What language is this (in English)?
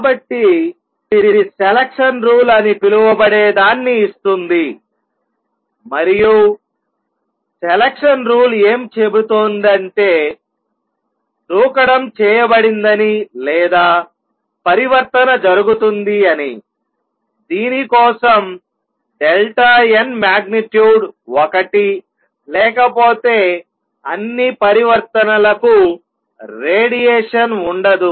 Telugu